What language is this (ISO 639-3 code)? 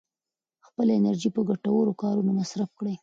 pus